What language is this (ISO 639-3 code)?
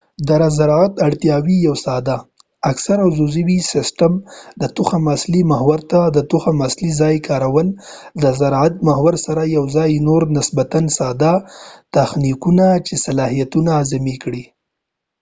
pus